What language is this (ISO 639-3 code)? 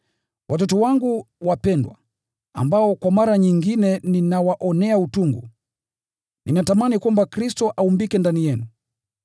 swa